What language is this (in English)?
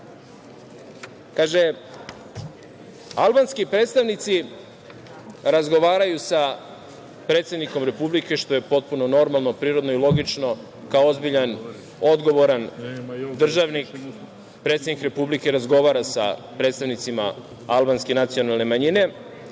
Serbian